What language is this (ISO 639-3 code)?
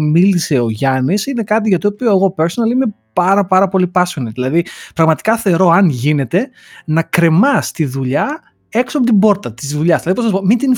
ell